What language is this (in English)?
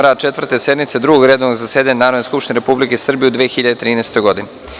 Serbian